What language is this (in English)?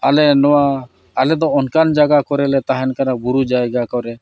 Santali